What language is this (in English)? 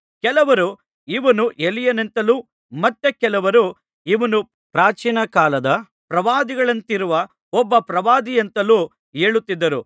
Kannada